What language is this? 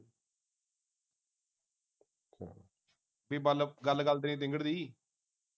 Punjabi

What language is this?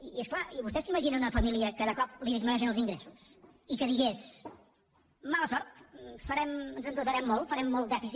Catalan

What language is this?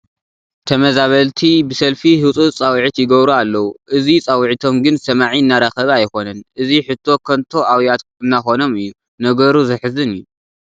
Tigrinya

